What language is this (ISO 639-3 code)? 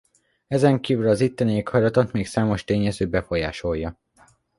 hun